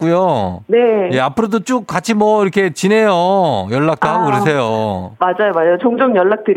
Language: Korean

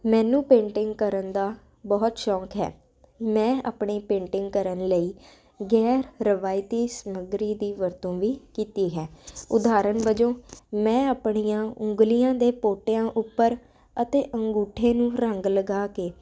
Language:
Punjabi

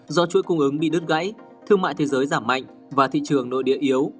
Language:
Vietnamese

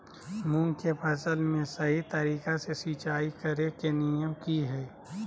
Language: Magahi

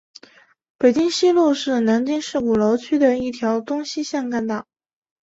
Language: Chinese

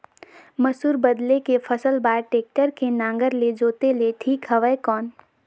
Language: Chhattisgarhi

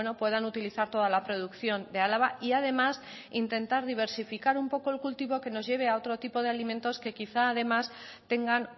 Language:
Spanish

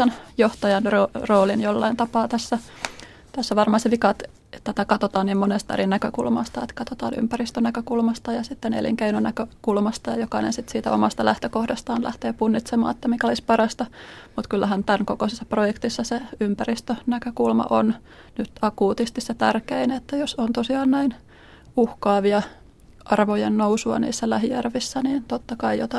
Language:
Finnish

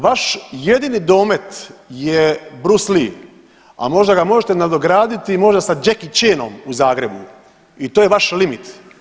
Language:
Croatian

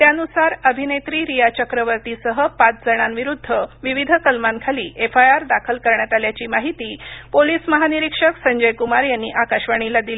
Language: Marathi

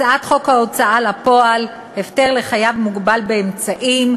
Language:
Hebrew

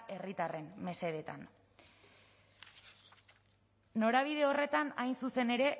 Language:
Basque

